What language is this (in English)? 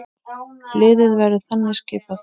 Icelandic